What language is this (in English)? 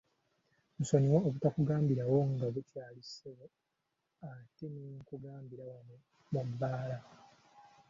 Ganda